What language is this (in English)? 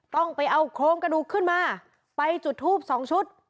Thai